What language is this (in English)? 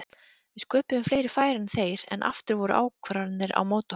Icelandic